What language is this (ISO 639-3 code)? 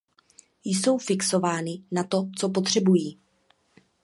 ces